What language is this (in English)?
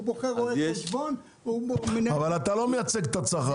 Hebrew